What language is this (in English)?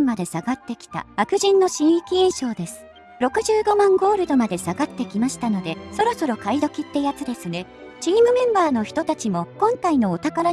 Japanese